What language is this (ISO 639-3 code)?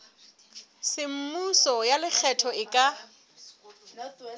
sot